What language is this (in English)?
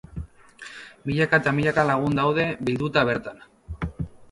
Basque